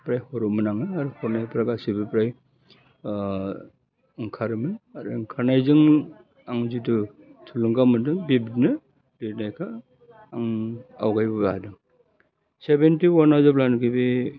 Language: Bodo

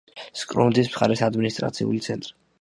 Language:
Georgian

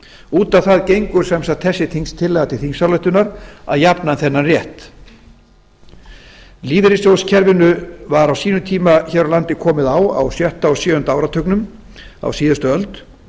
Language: Icelandic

